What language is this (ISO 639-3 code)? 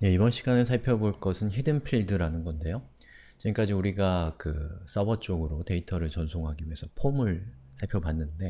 kor